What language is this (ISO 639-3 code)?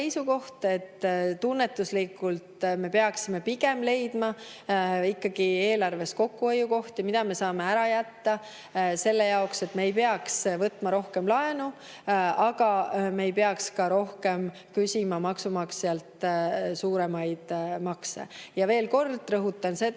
est